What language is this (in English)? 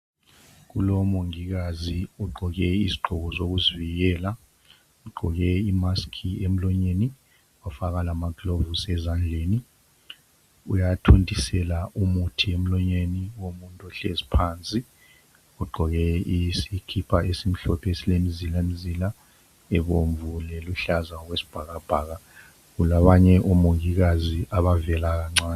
North Ndebele